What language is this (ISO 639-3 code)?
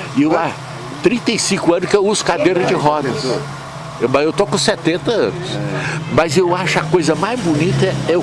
por